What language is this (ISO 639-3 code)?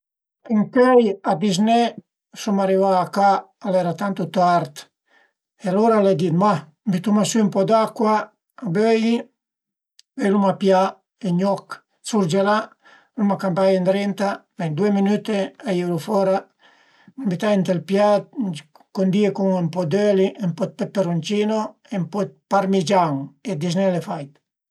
pms